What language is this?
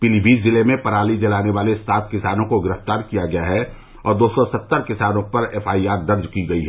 Hindi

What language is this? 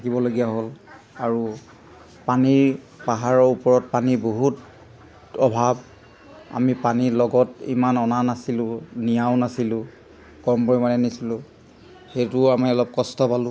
Assamese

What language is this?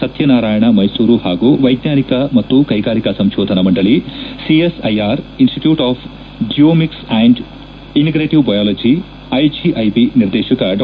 Kannada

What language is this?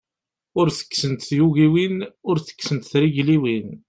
Kabyle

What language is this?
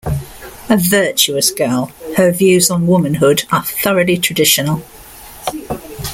English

